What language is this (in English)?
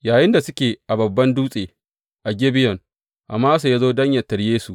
Hausa